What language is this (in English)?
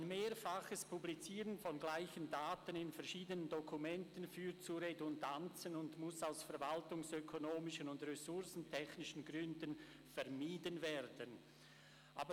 Swiss German